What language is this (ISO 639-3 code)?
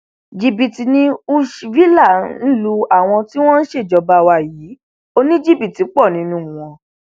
yor